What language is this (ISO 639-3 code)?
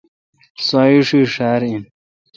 xka